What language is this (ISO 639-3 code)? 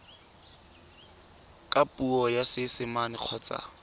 tsn